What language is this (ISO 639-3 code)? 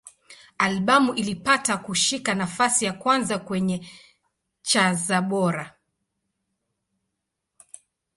swa